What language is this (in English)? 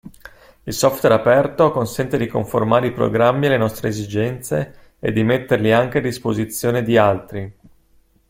Italian